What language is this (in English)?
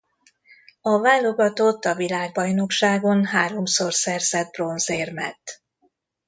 Hungarian